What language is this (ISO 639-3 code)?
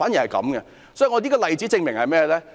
yue